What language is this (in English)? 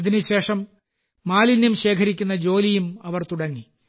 Malayalam